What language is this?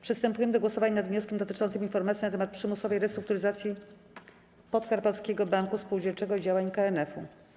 Polish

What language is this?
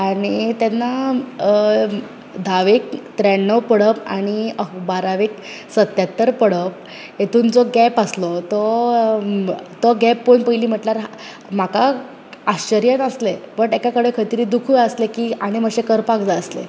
Konkani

